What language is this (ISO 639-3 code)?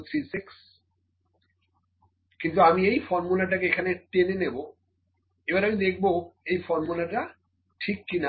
ben